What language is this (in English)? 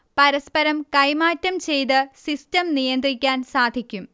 Malayalam